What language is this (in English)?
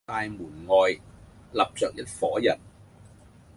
Cantonese